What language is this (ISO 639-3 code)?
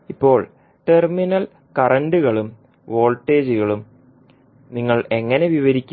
mal